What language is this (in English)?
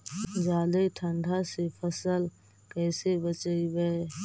Magahi